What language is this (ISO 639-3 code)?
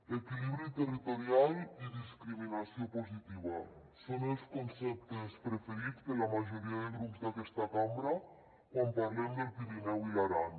cat